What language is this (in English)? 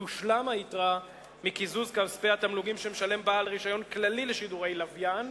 Hebrew